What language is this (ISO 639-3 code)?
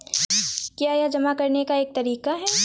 hin